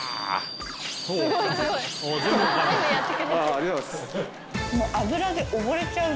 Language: Japanese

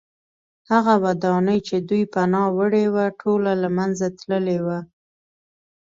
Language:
Pashto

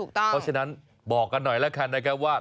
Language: Thai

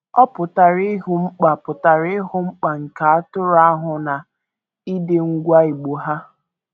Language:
Igbo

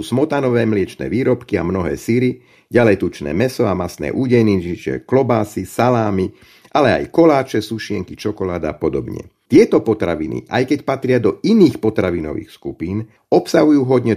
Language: Slovak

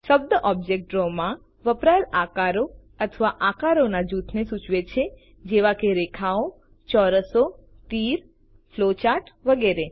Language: Gujarati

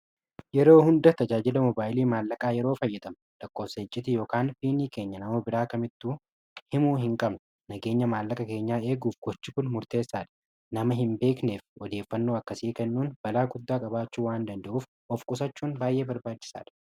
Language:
Oromo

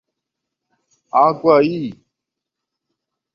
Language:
Portuguese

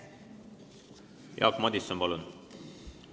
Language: Estonian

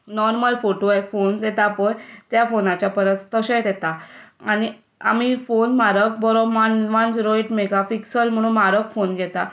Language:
Konkani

